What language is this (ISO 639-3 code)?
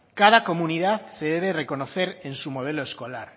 spa